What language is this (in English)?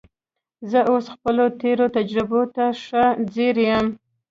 Pashto